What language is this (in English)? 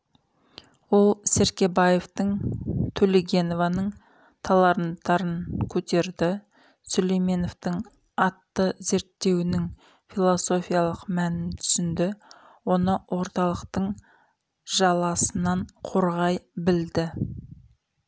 Kazakh